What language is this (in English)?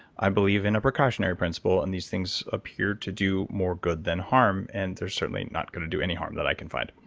English